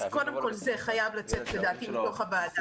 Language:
Hebrew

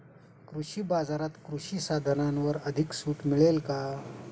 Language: Marathi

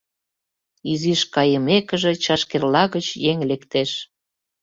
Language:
Mari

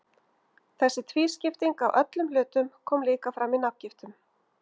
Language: Icelandic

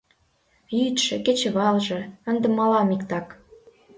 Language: Mari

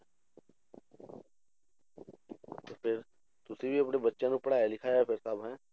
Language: Punjabi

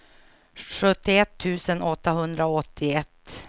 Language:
Swedish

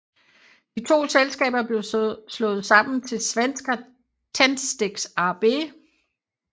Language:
Danish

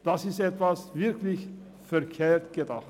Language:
Swiss German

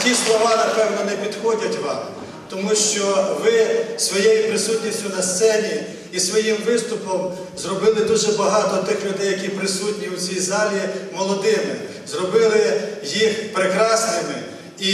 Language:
Ukrainian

